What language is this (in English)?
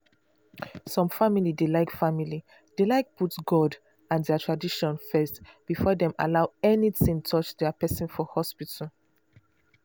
Nigerian Pidgin